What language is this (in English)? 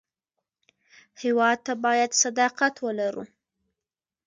Pashto